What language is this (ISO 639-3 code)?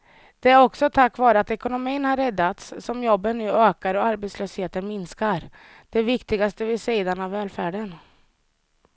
swe